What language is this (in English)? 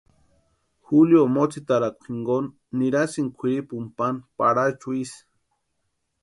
Western Highland Purepecha